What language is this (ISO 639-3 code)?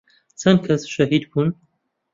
ckb